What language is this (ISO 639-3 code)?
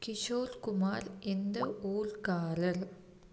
tam